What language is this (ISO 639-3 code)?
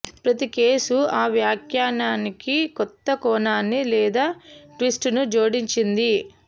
tel